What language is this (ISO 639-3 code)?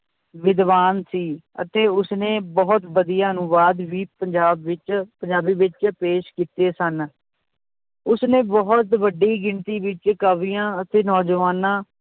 pan